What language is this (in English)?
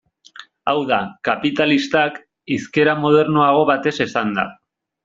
Basque